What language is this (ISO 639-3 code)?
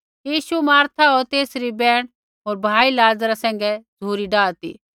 kfx